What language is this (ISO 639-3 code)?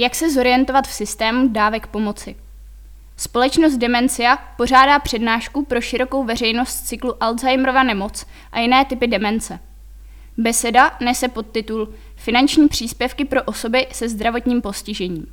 ces